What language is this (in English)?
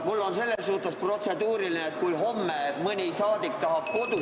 Estonian